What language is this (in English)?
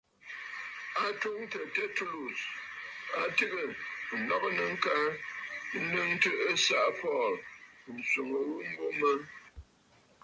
Bafut